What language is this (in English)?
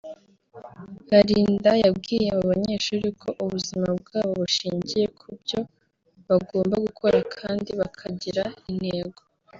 Kinyarwanda